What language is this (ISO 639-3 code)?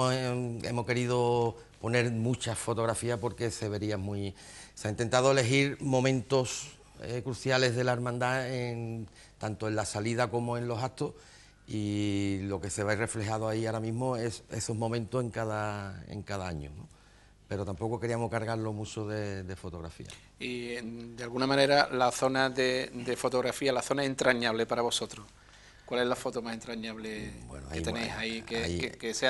spa